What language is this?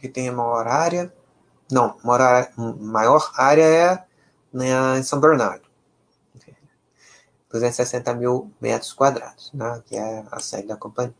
Portuguese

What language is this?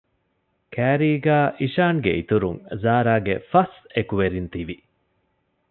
Divehi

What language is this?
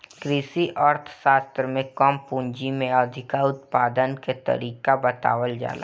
Bhojpuri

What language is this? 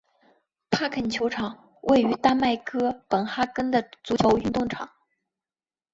Chinese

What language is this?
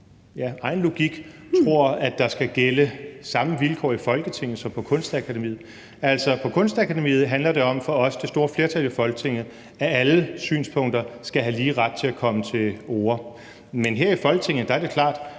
Danish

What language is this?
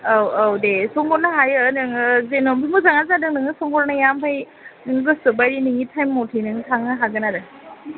Bodo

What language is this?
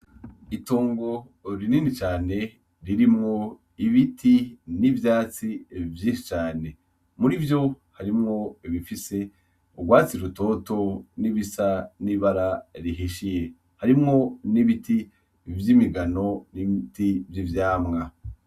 Rundi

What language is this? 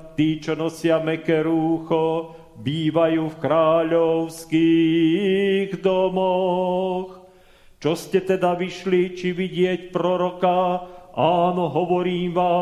Slovak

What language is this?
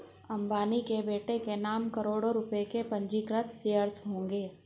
Hindi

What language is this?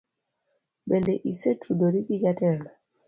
Luo (Kenya and Tanzania)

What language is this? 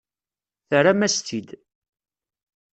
Kabyle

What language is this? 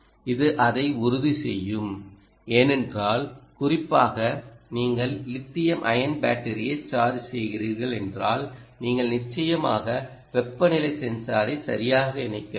Tamil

